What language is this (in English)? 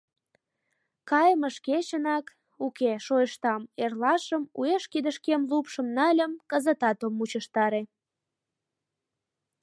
Mari